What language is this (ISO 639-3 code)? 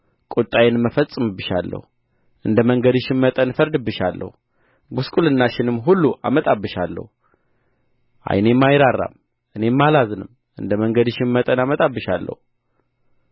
amh